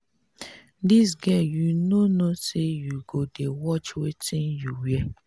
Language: Nigerian Pidgin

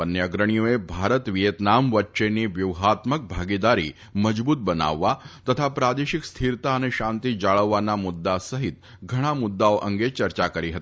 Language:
Gujarati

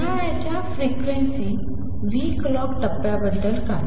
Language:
Marathi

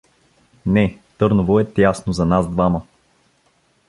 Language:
Bulgarian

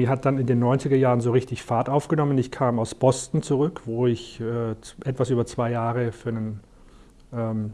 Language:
German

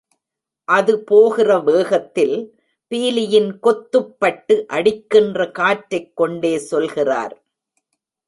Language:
Tamil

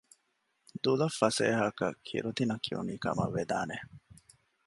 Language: Divehi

